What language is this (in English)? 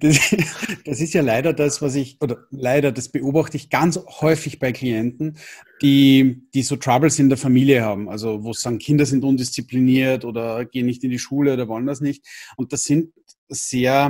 German